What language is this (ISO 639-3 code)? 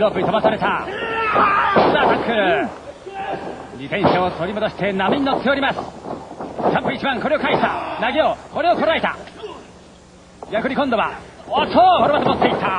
jpn